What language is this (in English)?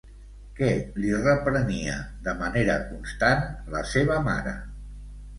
Catalan